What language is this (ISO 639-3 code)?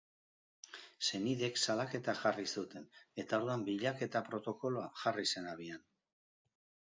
eus